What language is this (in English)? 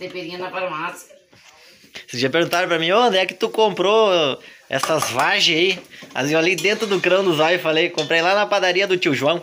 Portuguese